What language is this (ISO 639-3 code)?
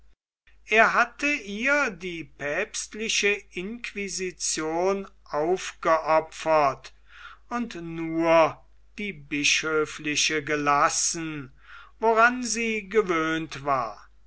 deu